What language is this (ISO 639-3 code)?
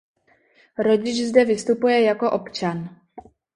ces